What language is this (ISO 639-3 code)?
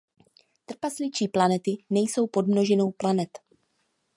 ces